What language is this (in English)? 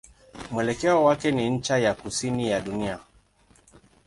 Swahili